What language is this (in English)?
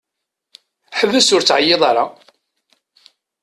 Kabyle